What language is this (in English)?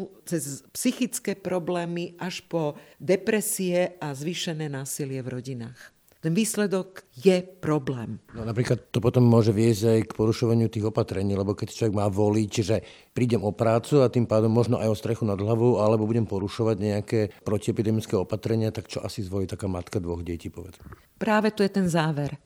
Slovak